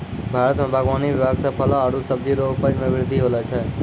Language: Maithili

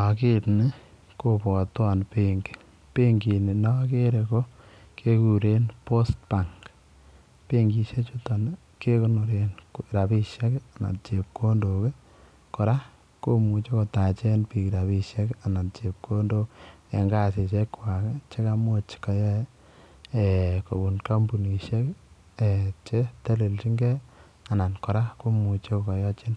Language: Kalenjin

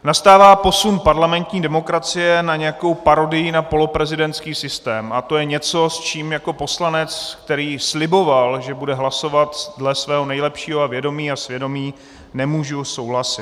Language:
Czech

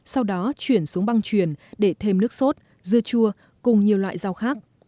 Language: Vietnamese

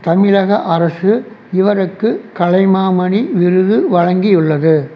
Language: Tamil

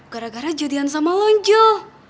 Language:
Indonesian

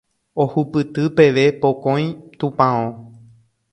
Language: Guarani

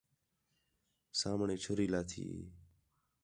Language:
Khetrani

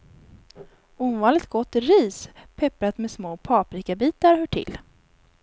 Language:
Swedish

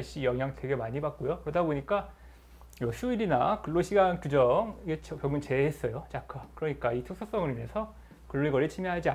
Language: Korean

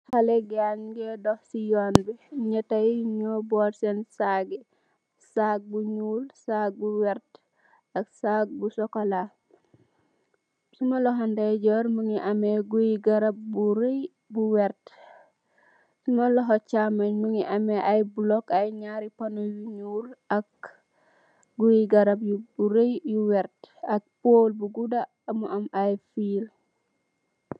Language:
Wolof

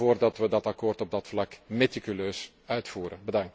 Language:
Dutch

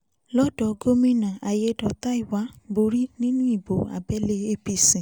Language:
Yoruba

